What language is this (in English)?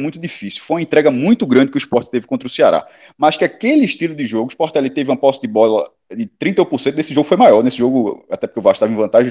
Portuguese